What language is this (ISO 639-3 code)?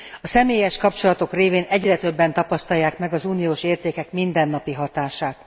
hun